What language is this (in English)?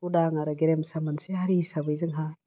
Bodo